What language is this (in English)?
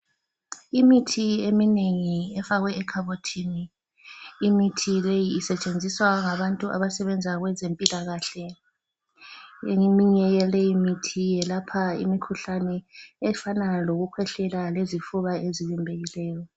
North Ndebele